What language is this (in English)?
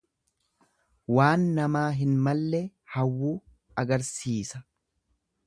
Oromo